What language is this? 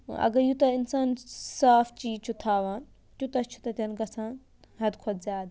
Kashmiri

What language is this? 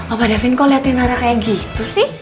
Indonesian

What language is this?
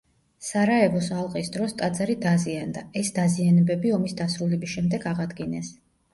Georgian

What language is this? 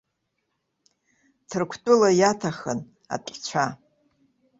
Abkhazian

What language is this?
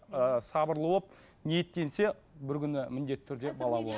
Kazakh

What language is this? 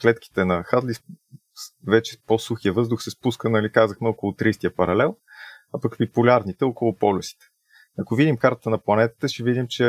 Bulgarian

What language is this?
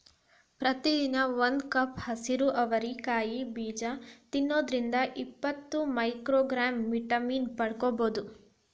Kannada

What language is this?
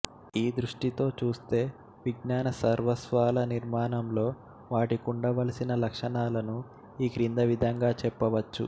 Telugu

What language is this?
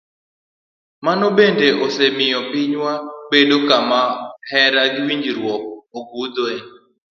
Luo (Kenya and Tanzania)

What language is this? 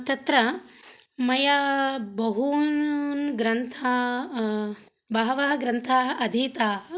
Sanskrit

